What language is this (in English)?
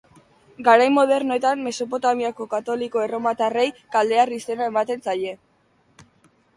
Basque